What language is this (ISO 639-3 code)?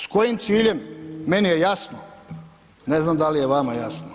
hrv